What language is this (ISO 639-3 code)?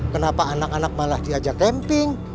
ind